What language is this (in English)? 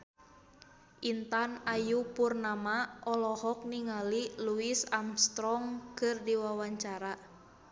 Sundanese